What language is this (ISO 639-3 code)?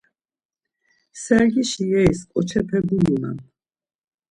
lzz